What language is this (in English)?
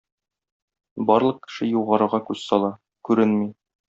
Tatar